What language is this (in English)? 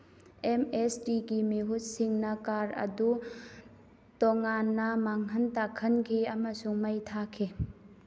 Manipuri